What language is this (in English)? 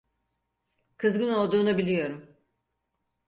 Turkish